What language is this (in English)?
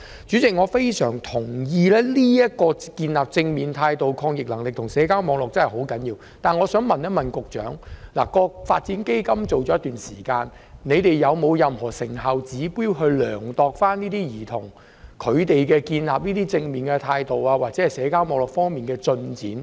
Cantonese